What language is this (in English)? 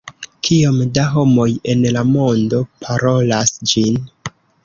Esperanto